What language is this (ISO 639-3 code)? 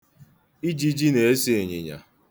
ibo